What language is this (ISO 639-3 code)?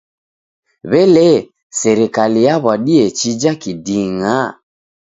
dav